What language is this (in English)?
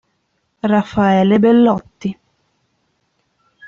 Italian